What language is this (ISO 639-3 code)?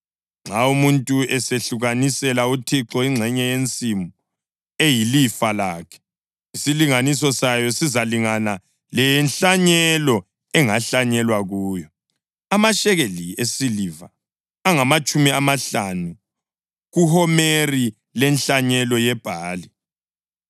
nde